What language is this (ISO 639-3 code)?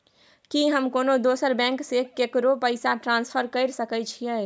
mai